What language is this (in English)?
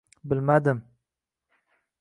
Uzbek